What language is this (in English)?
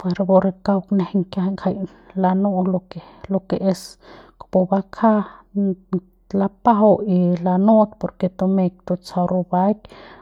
Central Pame